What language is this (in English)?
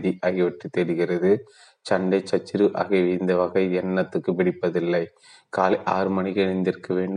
Tamil